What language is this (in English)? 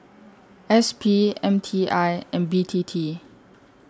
English